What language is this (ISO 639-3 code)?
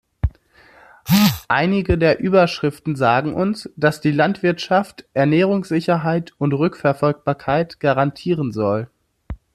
deu